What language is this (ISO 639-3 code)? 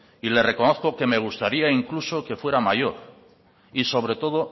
spa